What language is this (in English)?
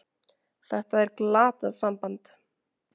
Icelandic